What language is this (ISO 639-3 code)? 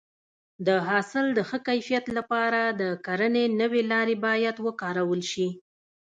pus